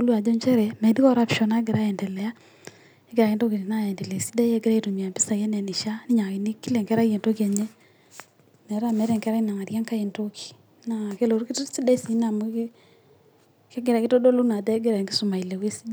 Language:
Masai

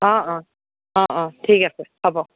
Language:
Assamese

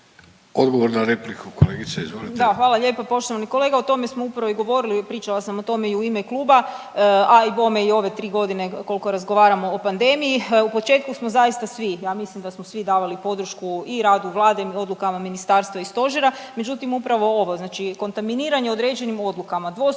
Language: Croatian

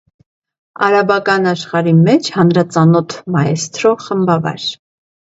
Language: Armenian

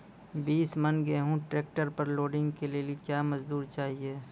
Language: Maithili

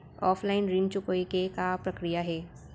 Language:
Chhattisgarhi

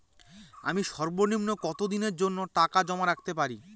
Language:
Bangla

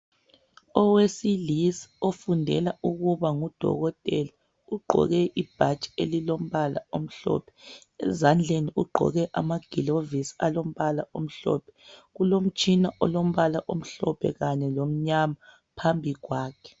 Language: North Ndebele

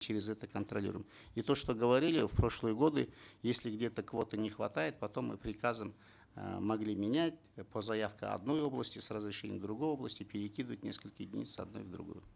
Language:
Kazakh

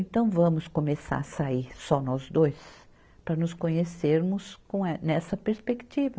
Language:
Portuguese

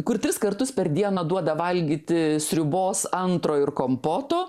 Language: Lithuanian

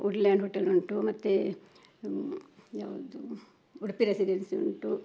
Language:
Kannada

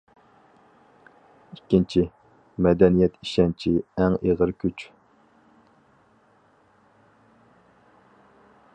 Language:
Uyghur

